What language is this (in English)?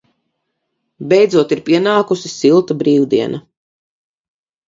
Latvian